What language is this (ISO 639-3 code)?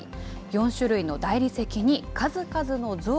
jpn